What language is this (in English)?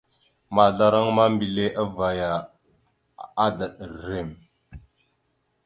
Mada (Cameroon)